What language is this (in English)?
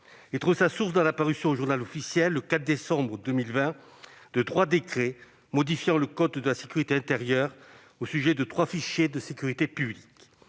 French